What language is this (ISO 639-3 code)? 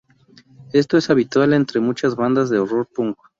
spa